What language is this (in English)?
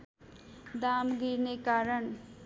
Nepali